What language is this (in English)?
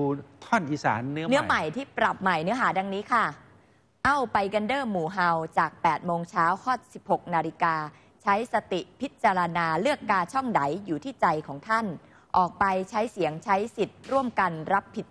Thai